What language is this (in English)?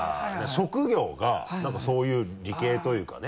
Japanese